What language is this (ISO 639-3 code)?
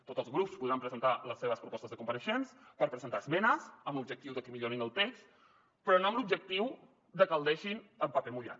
cat